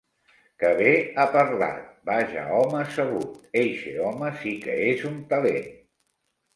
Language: Catalan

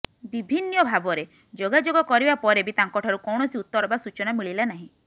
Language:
Odia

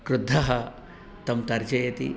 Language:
Sanskrit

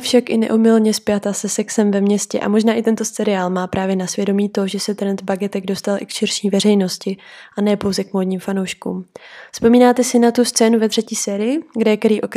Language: Czech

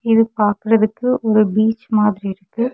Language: Tamil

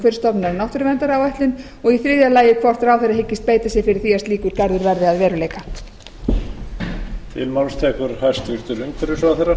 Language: Icelandic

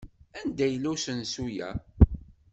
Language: Kabyle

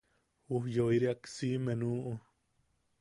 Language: Yaqui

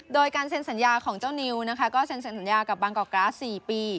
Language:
Thai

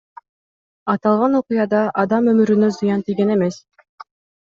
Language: Kyrgyz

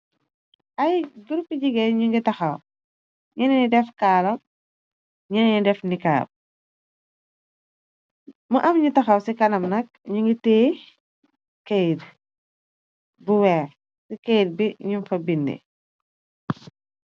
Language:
Wolof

